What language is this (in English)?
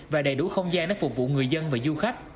Vietnamese